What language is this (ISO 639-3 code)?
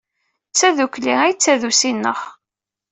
kab